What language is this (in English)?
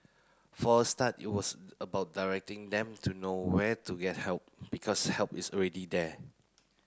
English